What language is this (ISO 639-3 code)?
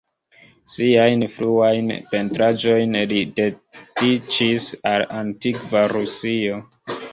epo